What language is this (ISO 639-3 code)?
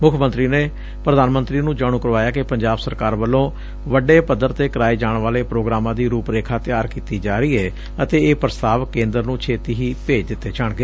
pan